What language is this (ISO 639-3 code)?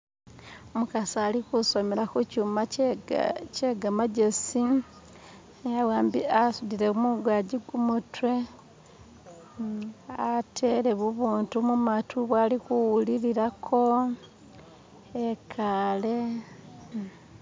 myx